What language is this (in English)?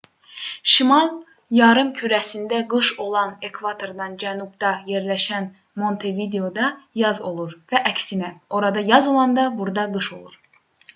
Azerbaijani